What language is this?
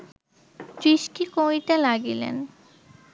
Bangla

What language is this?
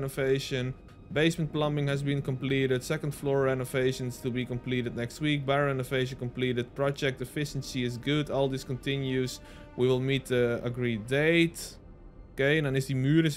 Dutch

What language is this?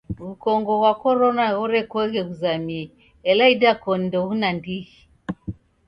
Taita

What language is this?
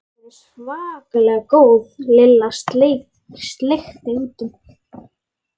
Icelandic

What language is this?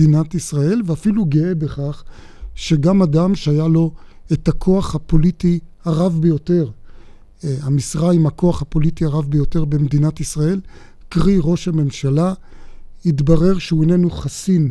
Hebrew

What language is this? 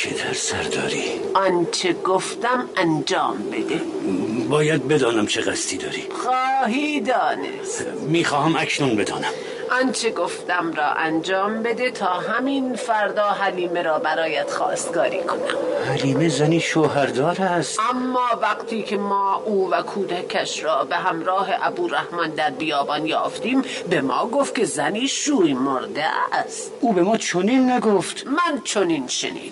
Persian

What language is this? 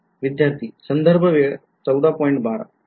Marathi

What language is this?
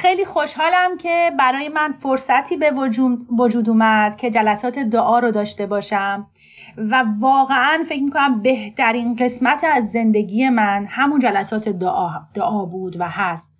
Persian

